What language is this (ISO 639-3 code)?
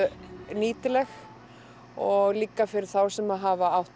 isl